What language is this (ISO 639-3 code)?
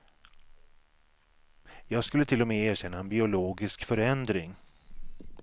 swe